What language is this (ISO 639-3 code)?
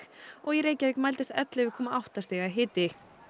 isl